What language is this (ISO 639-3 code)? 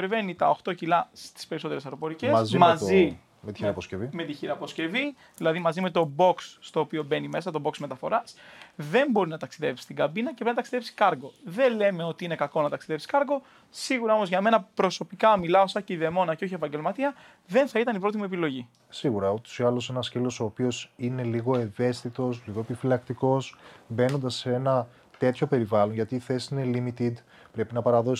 ell